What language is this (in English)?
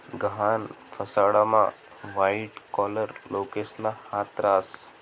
Marathi